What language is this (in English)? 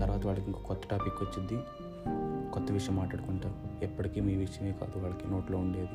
Telugu